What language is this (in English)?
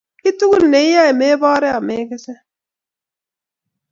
Kalenjin